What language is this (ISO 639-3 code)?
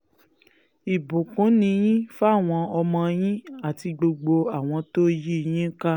yor